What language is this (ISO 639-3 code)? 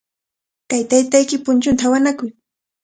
qvl